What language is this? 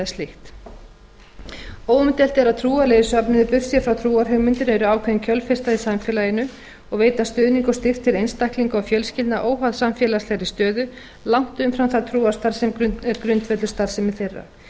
Icelandic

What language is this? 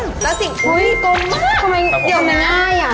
Thai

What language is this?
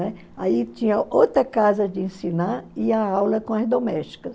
Portuguese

